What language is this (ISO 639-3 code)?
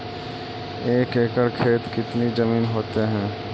mag